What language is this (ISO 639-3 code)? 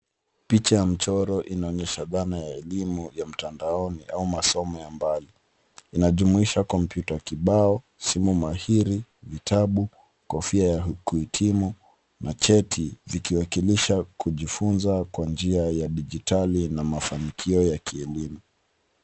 swa